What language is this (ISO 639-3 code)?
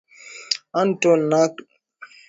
swa